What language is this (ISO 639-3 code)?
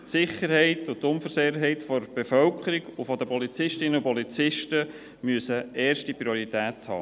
gsw